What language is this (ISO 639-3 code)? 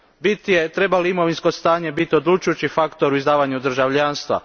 hrv